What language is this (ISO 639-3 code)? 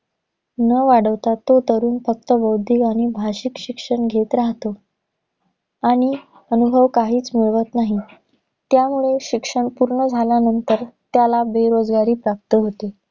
mar